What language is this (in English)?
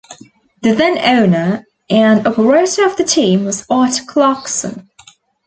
English